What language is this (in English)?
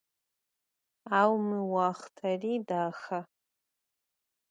Adyghe